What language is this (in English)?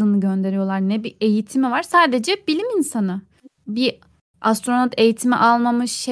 Turkish